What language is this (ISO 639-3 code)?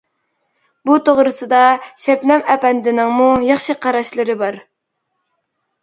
uig